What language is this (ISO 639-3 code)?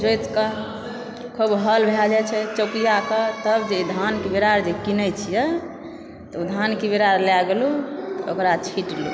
mai